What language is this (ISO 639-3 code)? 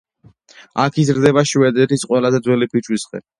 kat